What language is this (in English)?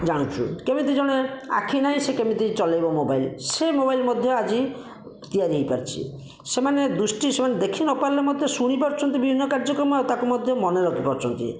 Odia